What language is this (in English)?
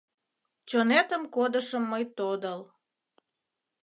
Mari